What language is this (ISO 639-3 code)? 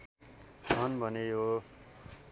nep